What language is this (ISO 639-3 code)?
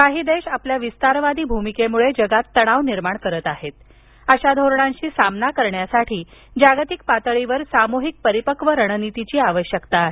mar